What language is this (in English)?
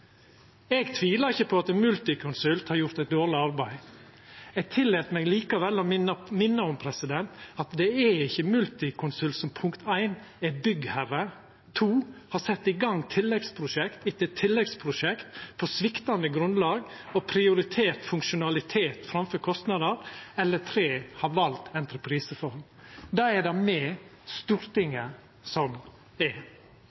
Norwegian Nynorsk